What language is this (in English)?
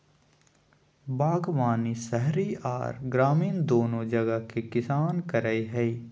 Magahi